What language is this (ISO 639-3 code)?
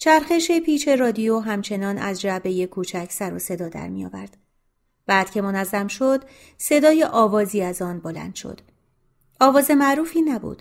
fas